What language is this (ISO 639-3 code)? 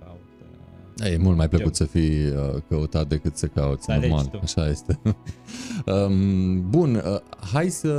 ron